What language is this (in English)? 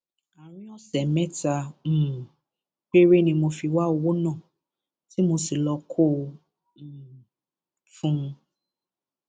Yoruba